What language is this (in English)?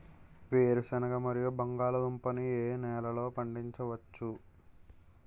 Telugu